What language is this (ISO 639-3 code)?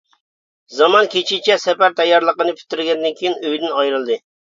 uig